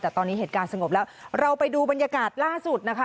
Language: Thai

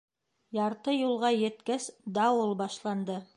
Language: Bashkir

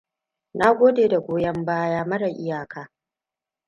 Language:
Hausa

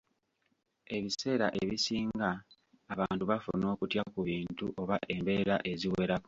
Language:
Ganda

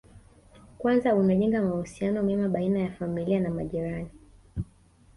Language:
Swahili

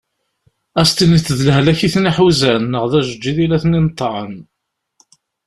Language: Kabyle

